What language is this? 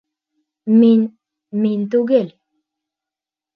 Bashkir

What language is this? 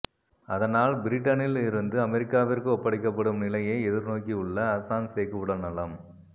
Tamil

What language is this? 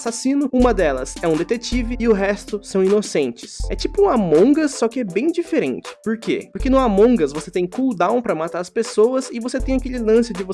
Portuguese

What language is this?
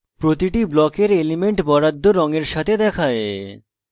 Bangla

